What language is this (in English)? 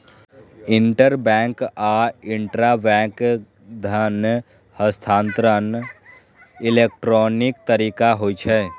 Maithili